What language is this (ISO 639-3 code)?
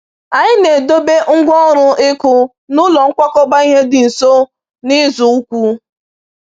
ibo